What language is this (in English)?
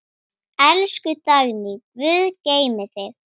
Icelandic